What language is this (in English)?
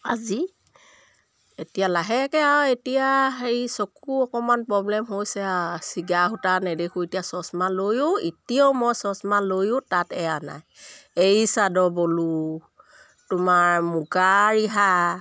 Assamese